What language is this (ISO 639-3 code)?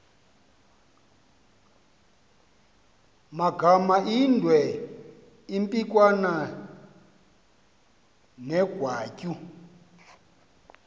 xho